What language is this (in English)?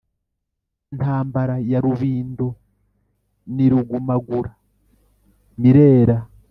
Kinyarwanda